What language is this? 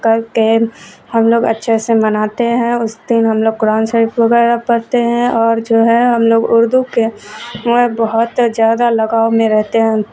Urdu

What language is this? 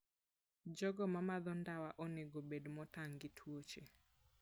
Luo (Kenya and Tanzania)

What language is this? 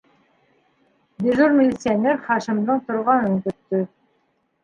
Bashkir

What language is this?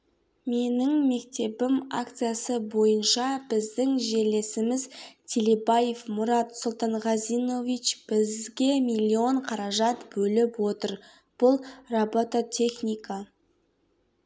Kazakh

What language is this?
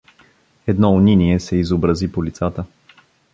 Bulgarian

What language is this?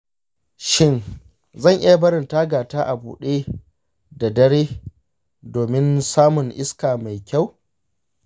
Hausa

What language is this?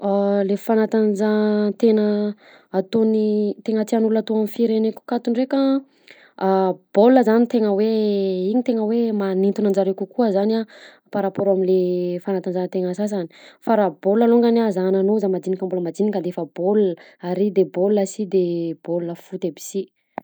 Southern Betsimisaraka Malagasy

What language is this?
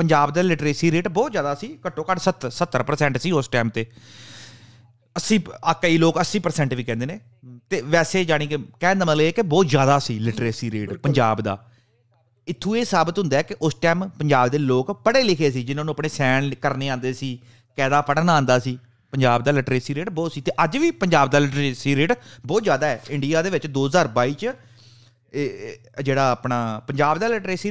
Punjabi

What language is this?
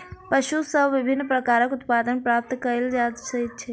Maithili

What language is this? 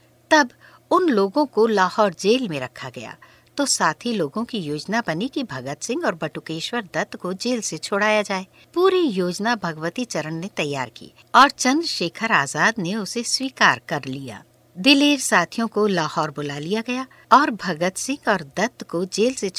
Hindi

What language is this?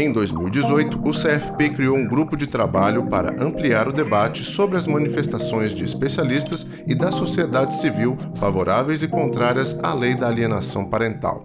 Portuguese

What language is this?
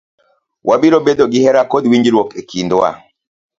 Luo (Kenya and Tanzania)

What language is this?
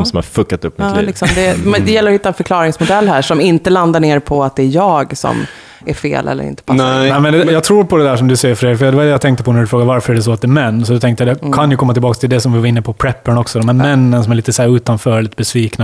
Swedish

